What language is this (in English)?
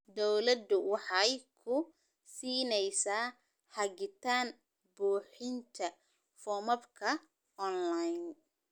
Somali